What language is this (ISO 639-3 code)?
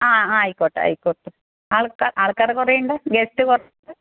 mal